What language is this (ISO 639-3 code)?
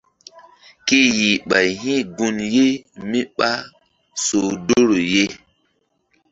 mdd